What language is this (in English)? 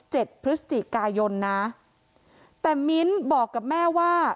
Thai